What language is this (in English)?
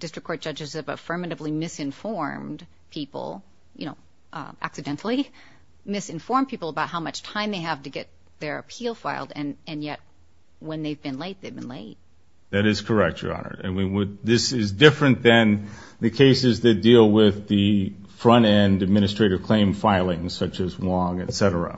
English